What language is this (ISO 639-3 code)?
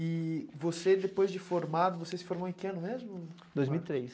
por